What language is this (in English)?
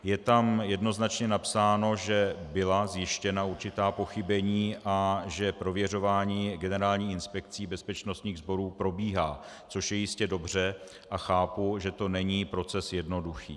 Czech